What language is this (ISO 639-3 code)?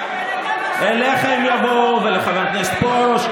heb